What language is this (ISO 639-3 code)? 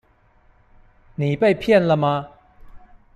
zho